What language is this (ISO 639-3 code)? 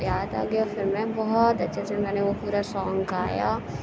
urd